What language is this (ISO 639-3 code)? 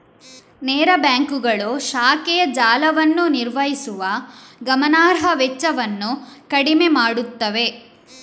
kan